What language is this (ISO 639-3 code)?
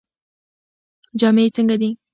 pus